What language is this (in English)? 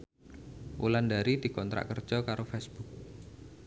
Javanese